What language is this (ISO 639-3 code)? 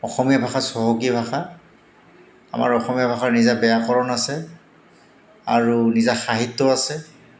asm